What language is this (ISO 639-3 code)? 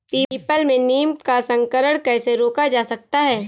hin